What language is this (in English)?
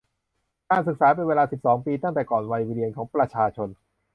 Thai